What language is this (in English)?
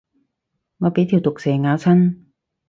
Cantonese